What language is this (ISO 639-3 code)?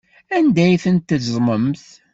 kab